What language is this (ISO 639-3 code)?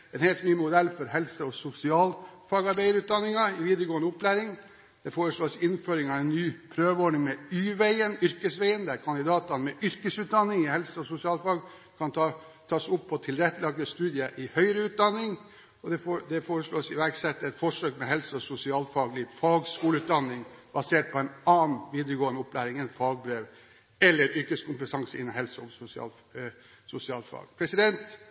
nob